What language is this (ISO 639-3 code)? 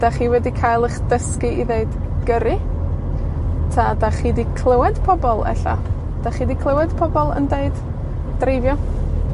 cym